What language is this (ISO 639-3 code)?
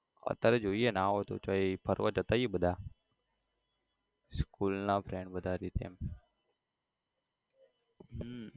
guj